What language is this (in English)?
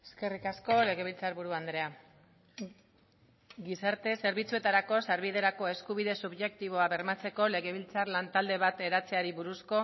Basque